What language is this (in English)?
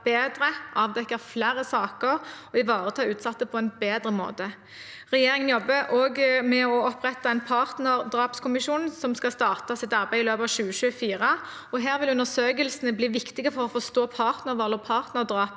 Norwegian